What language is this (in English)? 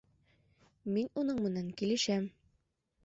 Bashkir